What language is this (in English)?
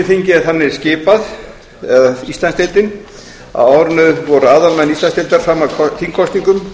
Icelandic